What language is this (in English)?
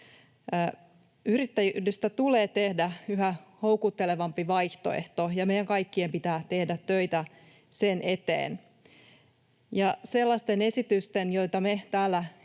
Finnish